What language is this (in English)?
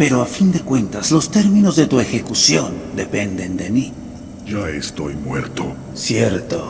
Spanish